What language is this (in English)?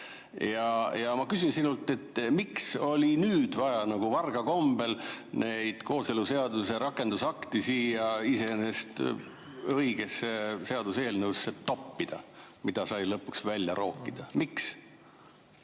Estonian